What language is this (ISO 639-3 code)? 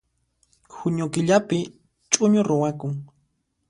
qxp